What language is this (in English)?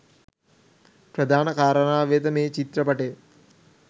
Sinhala